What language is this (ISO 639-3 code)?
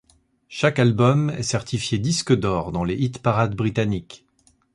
fra